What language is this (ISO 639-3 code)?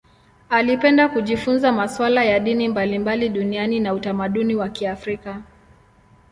swa